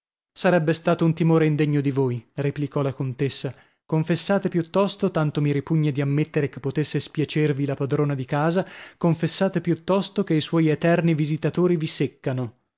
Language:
Italian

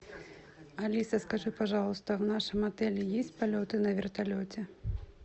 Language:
Russian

